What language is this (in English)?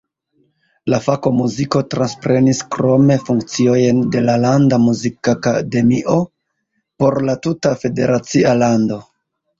Esperanto